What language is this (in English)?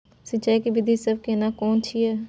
Maithili